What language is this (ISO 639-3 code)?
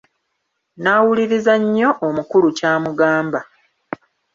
lug